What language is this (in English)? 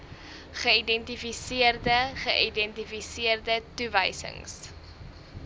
Afrikaans